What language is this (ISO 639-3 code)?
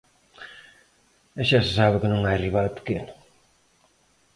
glg